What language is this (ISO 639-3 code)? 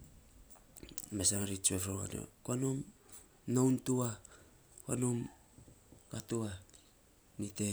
sps